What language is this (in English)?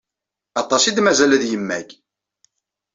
Kabyle